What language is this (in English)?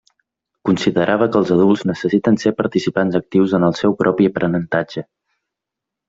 Catalan